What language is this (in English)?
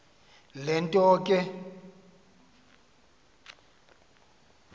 Xhosa